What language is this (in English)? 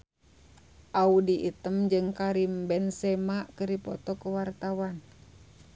Sundanese